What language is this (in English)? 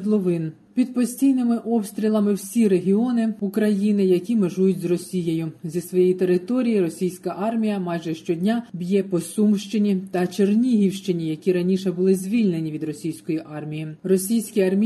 Ukrainian